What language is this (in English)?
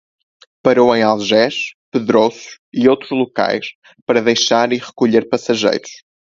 Portuguese